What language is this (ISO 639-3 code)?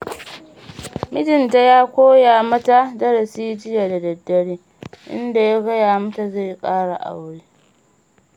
hau